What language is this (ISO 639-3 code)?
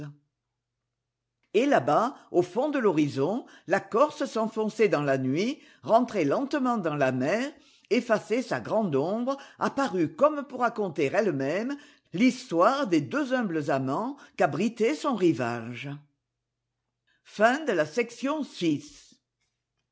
fra